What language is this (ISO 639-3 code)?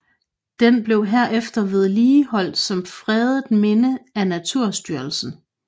dan